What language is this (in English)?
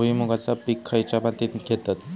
Marathi